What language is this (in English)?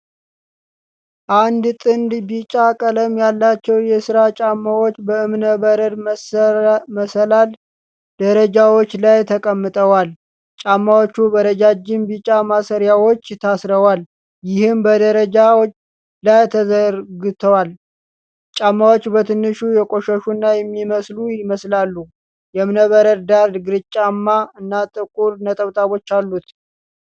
Amharic